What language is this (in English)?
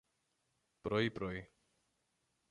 Greek